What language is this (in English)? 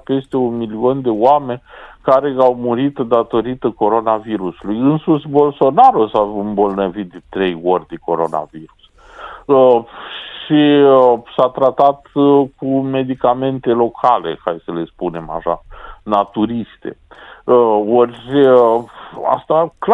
Romanian